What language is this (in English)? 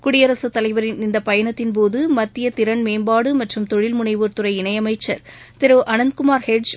Tamil